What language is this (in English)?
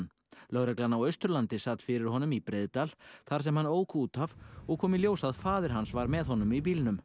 Icelandic